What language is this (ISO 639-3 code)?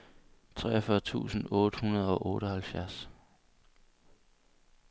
dan